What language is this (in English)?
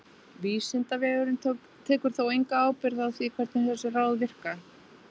Icelandic